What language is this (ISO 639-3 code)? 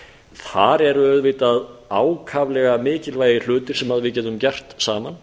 isl